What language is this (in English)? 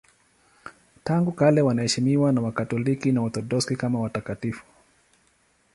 Swahili